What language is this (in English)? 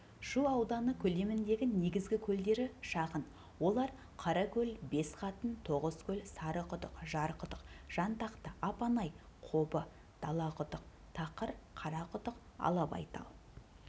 Kazakh